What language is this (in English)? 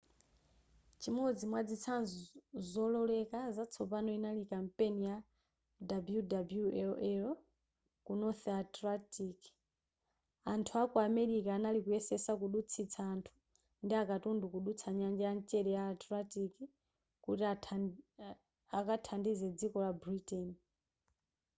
Nyanja